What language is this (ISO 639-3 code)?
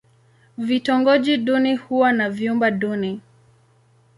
swa